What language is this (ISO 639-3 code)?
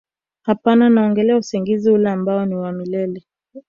swa